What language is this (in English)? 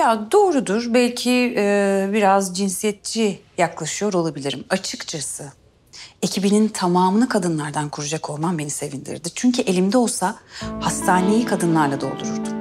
Turkish